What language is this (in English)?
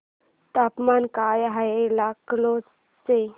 Marathi